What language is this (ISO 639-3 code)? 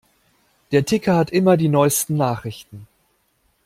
deu